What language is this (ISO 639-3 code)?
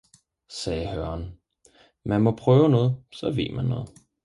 dan